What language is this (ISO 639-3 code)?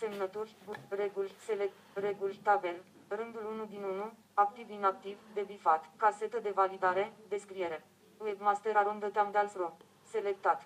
ron